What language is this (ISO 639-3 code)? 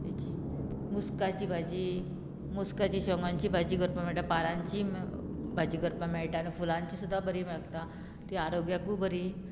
kok